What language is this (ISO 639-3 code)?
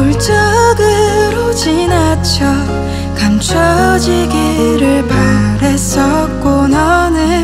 kor